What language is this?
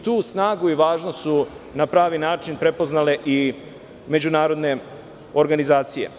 Serbian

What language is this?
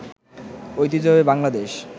Bangla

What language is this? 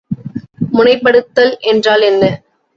Tamil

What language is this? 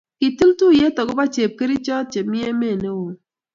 Kalenjin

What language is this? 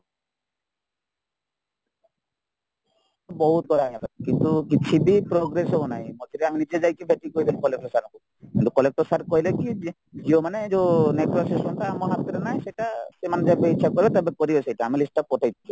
Odia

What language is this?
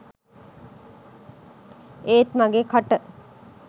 Sinhala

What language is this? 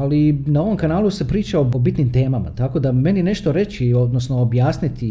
Croatian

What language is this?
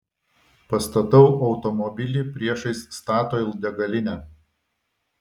Lithuanian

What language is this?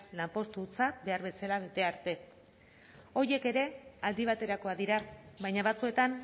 Basque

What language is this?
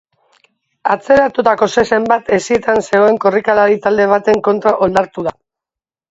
Basque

